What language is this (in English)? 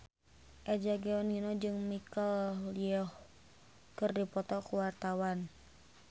Sundanese